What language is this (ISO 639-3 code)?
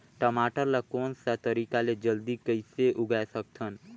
hne